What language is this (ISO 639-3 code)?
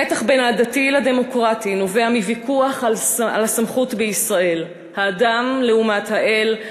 heb